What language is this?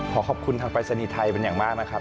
Thai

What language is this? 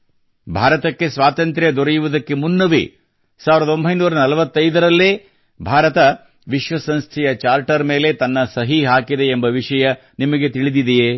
Kannada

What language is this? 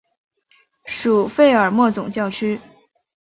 Chinese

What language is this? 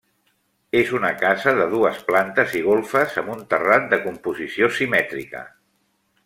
Catalan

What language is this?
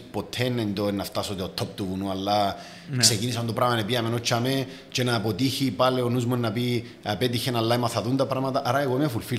Greek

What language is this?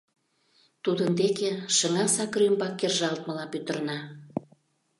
Mari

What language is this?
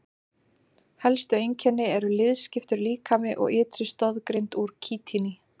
Icelandic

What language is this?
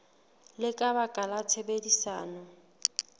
Southern Sotho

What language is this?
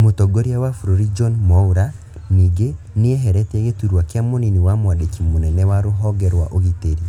Kikuyu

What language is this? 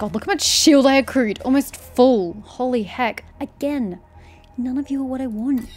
English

